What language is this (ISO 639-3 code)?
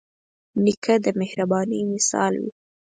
pus